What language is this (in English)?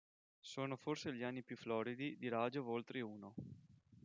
Italian